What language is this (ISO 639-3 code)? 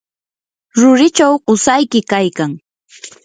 qur